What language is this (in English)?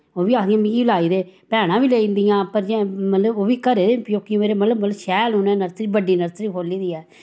Dogri